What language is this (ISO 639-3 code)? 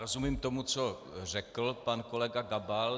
ces